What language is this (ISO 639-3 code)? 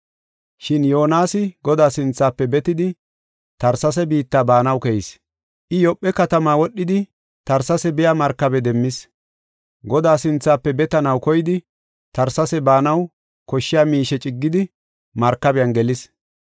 gof